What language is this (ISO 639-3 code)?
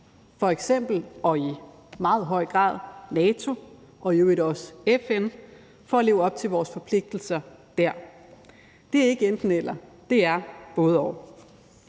dan